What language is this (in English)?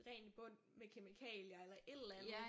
Danish